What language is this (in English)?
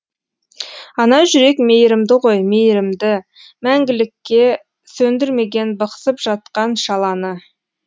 Kazakh